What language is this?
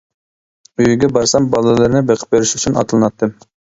Uyghur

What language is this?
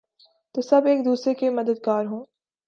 Urdu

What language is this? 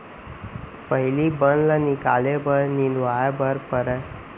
Chhattisgarhi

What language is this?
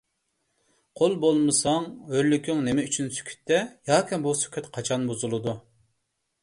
Uyghur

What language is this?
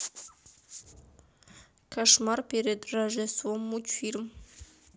Russian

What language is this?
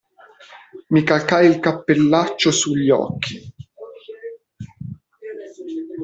Italian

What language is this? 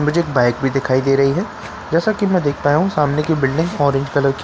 Hindi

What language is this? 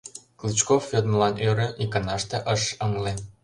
Mari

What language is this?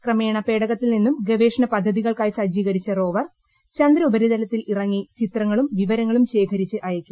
Malayalam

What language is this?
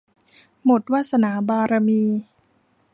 Thai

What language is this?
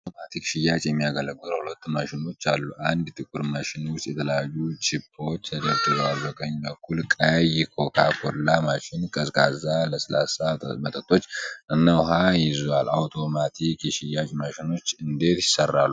Amharic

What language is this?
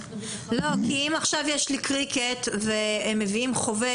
Hebrew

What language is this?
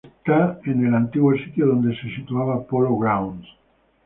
Spanish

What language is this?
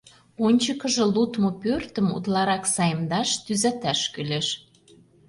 Mari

